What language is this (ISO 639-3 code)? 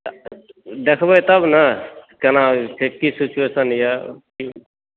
mai